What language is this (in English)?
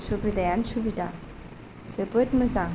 Bodo